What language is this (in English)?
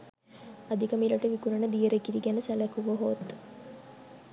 Sinhala